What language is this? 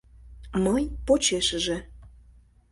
Mari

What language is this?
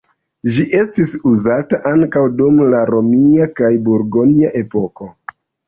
Esperanto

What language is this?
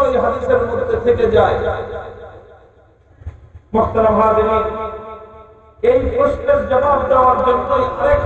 Turkish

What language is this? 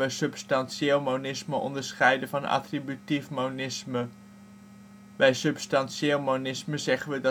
Dutch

